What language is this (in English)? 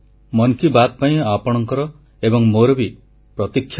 Odia